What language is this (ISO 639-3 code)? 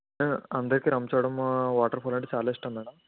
tel